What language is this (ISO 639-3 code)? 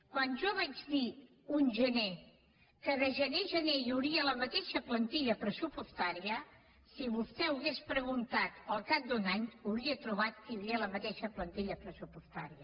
cat